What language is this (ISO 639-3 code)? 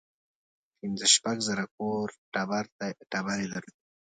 pus